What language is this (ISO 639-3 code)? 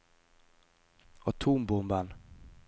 nor